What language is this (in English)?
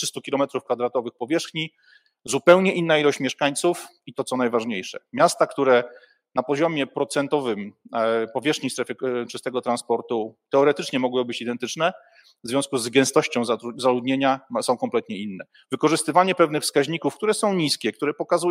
Polish